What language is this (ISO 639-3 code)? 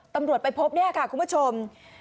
tha